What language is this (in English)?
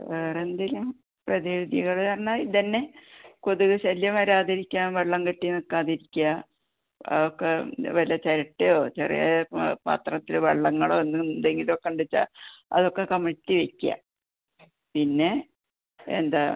Malayalam